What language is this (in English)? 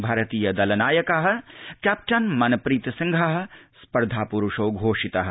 Sanskrit